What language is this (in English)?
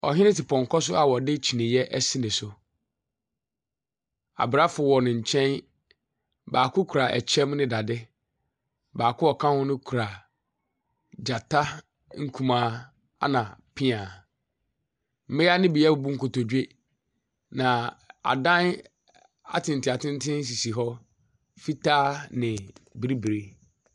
Akan